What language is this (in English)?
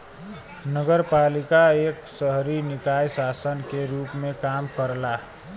Bhojpuri